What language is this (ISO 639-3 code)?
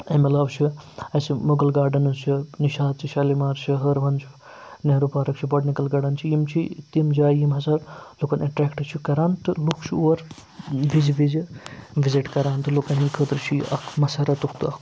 kas